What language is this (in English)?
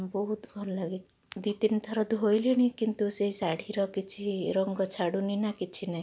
Odia